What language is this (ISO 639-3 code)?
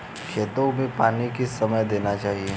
hin